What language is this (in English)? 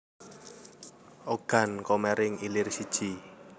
Javanese